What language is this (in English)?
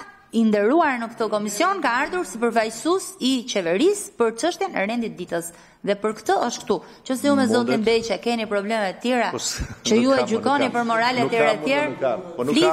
Romanian